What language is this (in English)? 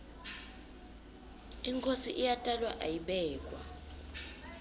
Swati